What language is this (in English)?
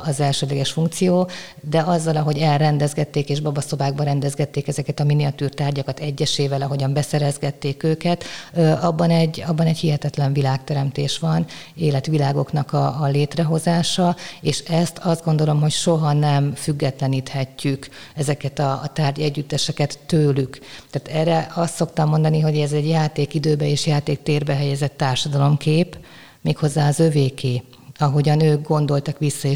Hungarian